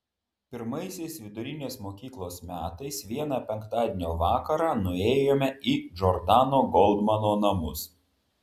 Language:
Lithuanian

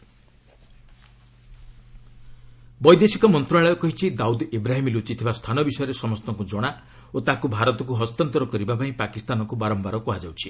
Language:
Odia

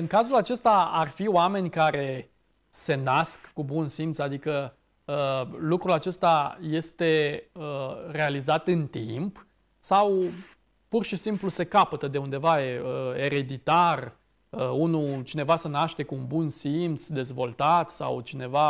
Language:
Romanian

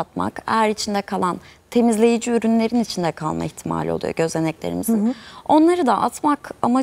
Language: Turkish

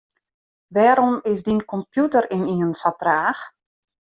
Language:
Western Frisian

